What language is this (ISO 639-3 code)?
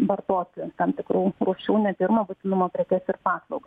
lit